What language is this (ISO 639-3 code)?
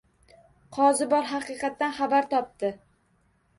uzb